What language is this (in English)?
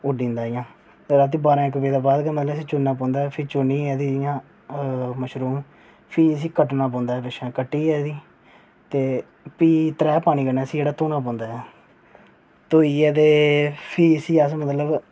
Dogri